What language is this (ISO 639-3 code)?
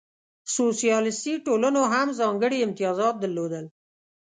pus